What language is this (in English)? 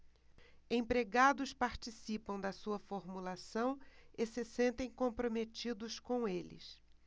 Portuguese